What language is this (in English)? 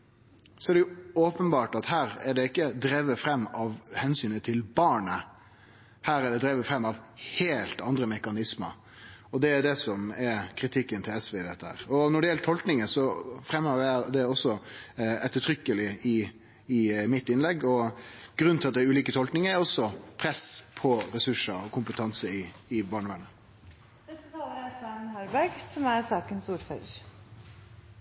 Norwegian